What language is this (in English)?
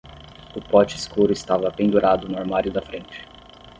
Portuguese